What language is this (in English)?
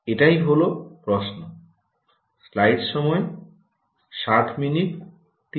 Bangla